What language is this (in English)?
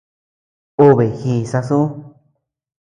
Tepeuxila Cuicatec